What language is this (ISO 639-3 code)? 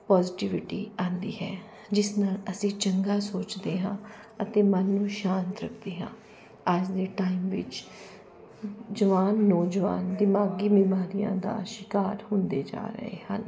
pan